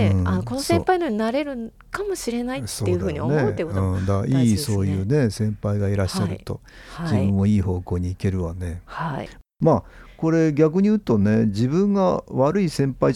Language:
Japanese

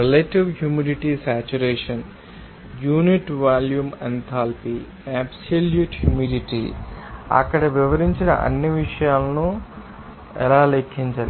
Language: Telugu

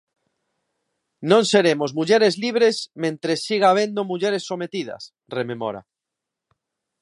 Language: Galician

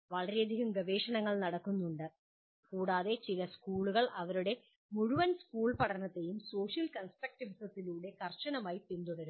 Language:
Malayalam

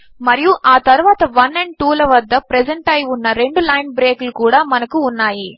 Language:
Telugu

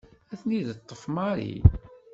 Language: Kabyle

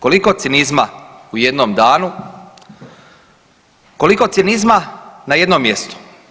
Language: Croatian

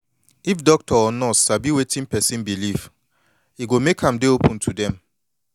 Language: Nigerian Pidgin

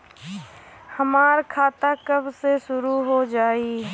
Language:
Bhojpuri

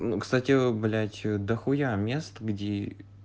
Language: Russian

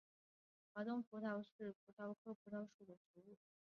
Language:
Chinese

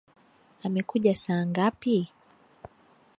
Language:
Swahili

